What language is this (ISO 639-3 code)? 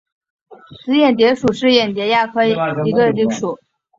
zho